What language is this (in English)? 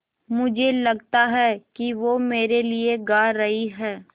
Hindi